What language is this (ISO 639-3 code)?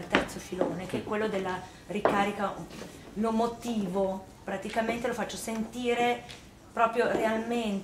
ita